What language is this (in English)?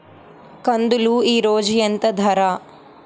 Telugu